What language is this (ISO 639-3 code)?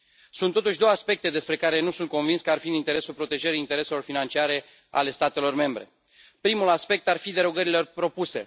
ron